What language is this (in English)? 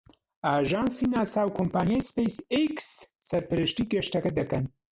Central Kurdish